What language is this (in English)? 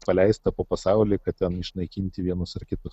Lithuanian